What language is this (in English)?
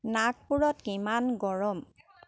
Assamese